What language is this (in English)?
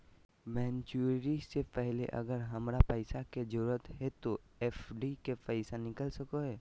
Magahi